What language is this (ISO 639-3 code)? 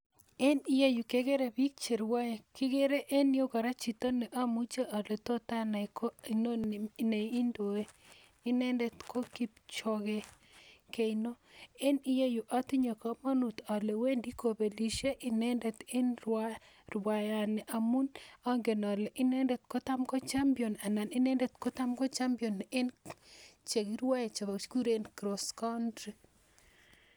kln